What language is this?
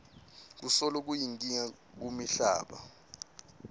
Swati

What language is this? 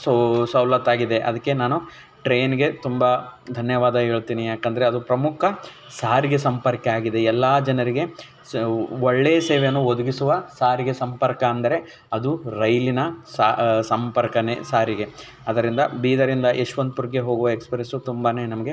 Kannada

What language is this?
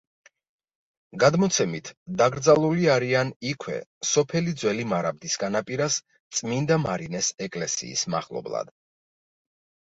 Georgian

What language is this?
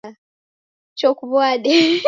Taita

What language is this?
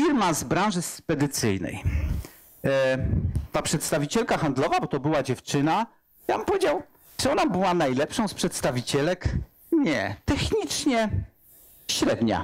Polish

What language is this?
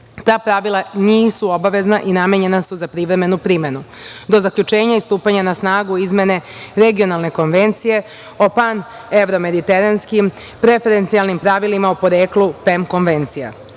Serbian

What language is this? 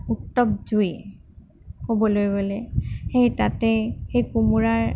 Assamese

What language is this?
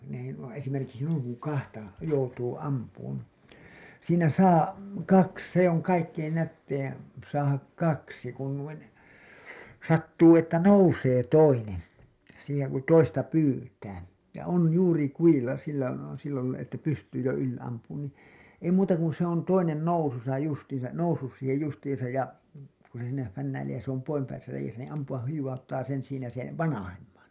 Finnish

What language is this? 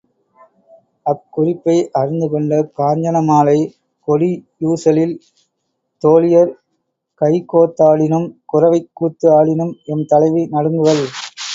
Tamil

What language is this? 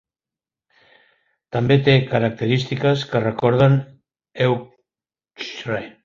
Catalan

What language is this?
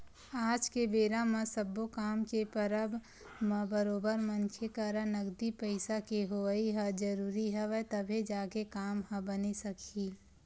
Chhattisgarhi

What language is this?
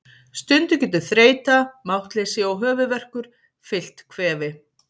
Icelandic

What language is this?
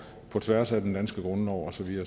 Danish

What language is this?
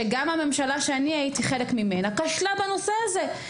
Hebrew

